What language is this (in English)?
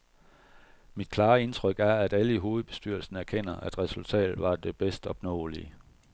Danish